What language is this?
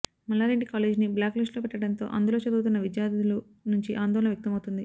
Telugu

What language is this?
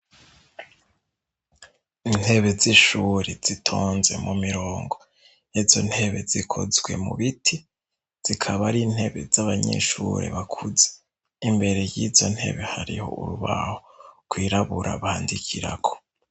Rundi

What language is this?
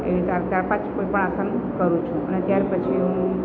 Gujarati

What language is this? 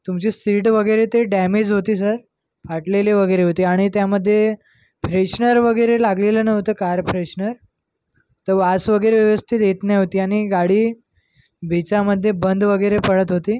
Marathi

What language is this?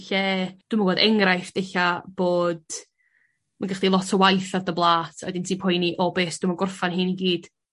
Welsh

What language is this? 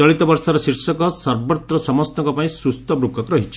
Odia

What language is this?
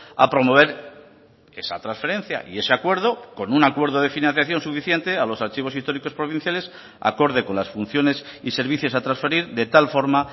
Spanish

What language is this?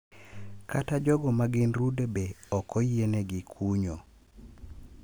Luo (Kenya and Tanzania)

